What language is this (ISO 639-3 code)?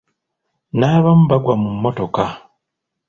lug